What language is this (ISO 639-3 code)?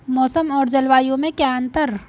hin